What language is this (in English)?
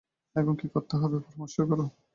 Bangla